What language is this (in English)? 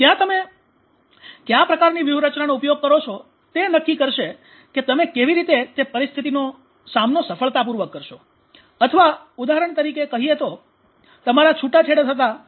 Gujarati